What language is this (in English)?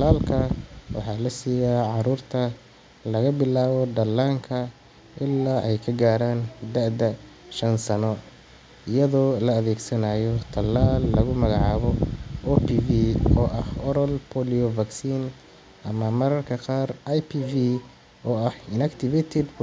Somali